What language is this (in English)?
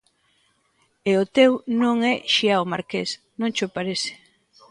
Galician